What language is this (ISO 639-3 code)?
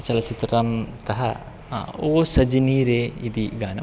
san